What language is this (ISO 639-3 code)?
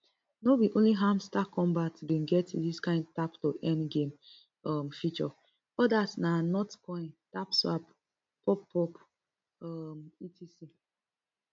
pcm